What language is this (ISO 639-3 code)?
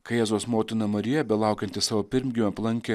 lit